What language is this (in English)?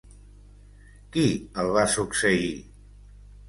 Catalan